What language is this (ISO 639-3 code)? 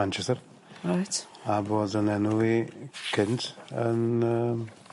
cym